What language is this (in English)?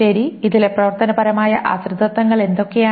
Malayalam